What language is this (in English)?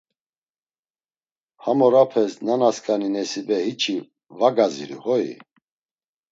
Laz